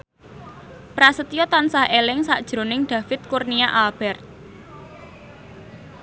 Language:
Javanese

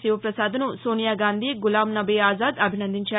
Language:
Telugu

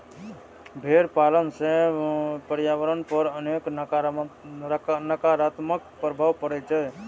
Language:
Maithili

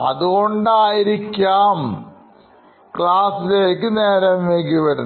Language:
Malayalam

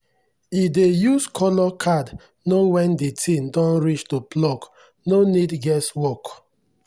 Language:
Nigerian Pidgin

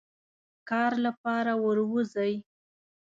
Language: Pashto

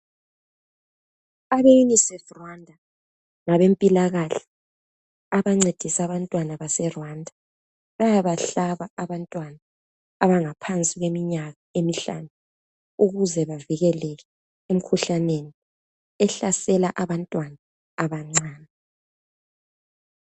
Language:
North Ndebele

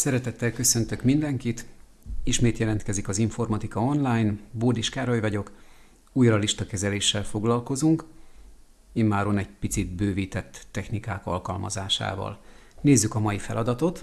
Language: Hungarian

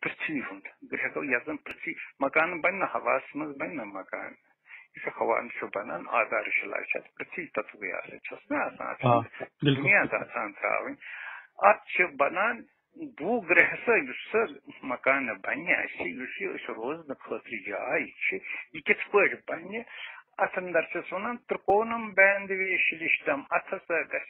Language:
Romanian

